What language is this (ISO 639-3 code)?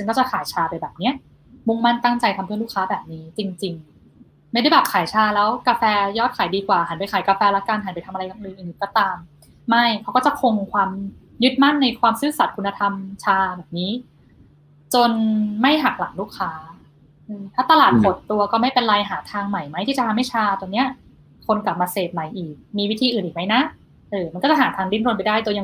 tha